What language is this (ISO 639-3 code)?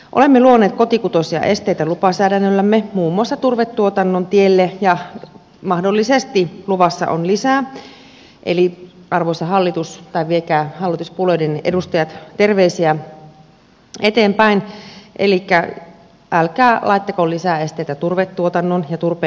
fin